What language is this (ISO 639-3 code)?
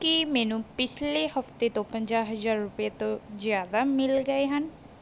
pan